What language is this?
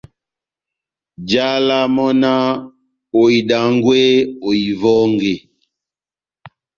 Batanga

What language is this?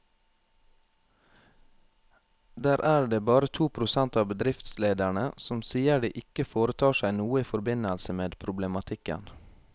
Norwegian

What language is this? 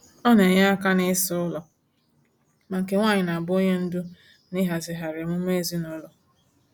Igbo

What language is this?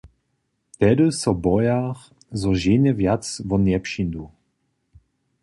Upper Sorbian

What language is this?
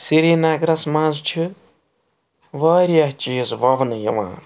Kashmiri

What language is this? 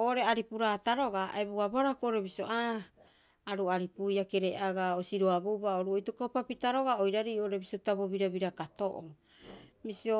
Rapoisi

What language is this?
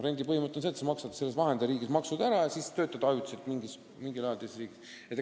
Estonian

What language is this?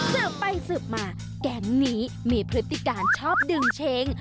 Thai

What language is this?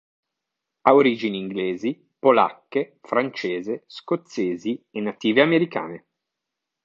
Italian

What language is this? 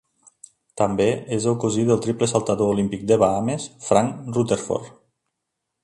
Catalan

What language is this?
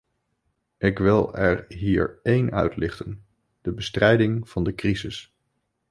Dutch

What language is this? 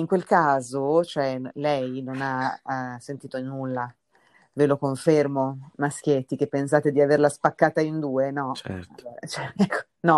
Italian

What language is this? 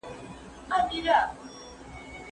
Pashto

